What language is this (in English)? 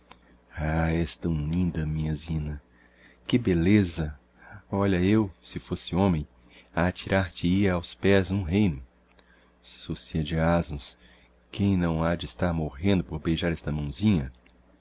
Portuguese